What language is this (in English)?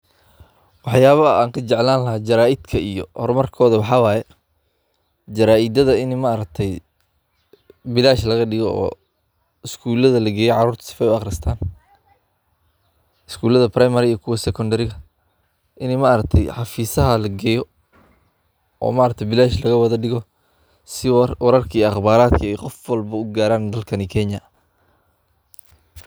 Somali